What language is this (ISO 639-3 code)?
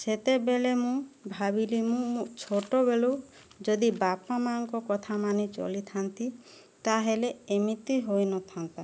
ori